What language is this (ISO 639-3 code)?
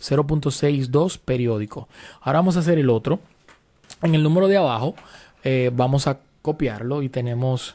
spa